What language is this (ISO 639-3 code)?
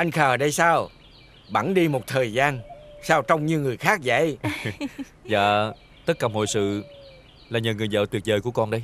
vie